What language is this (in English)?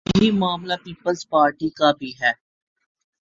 Urdu